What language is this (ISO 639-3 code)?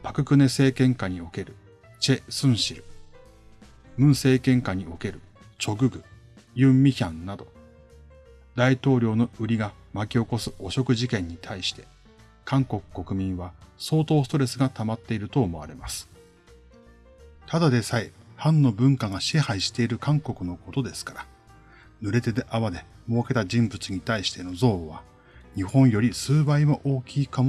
jpn